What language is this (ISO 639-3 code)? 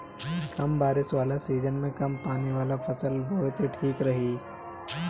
bho